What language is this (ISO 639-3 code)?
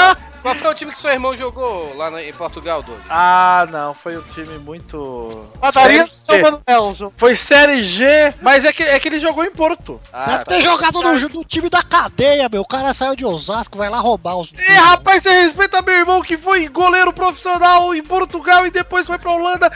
por